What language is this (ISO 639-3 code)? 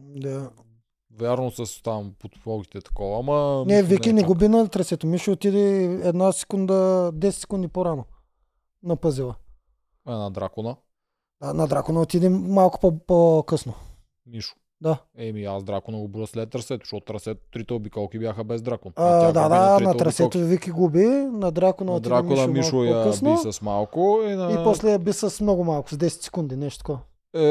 bul